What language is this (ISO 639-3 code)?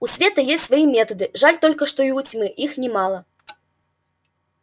rus